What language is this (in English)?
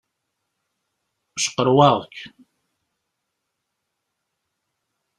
Kabyle